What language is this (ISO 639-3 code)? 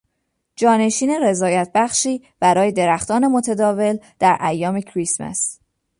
fas